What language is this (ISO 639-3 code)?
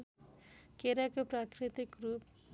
nep